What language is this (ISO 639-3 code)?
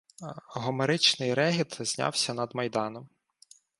ukr